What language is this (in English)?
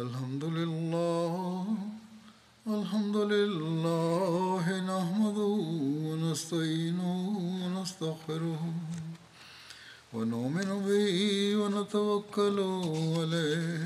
Swahili